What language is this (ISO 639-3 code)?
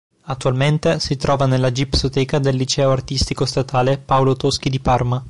ita